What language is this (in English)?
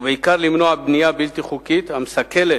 Hebrew